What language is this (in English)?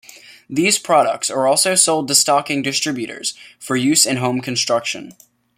English